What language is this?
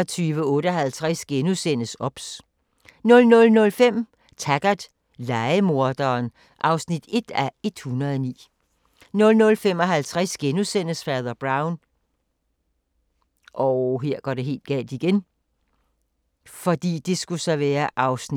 Danish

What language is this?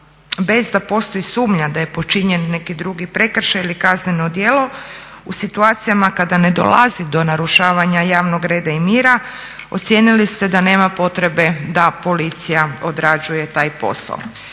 Croatian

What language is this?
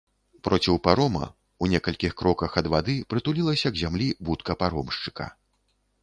Belarusian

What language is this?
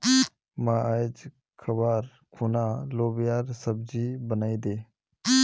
Magahi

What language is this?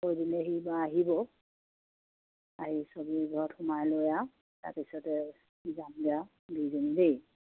Assamese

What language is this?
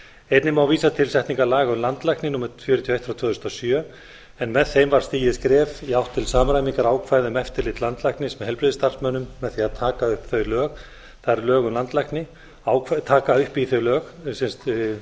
Icelandic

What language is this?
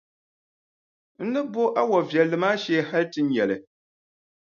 Dagbani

